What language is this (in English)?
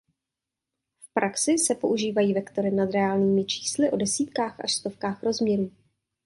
Czech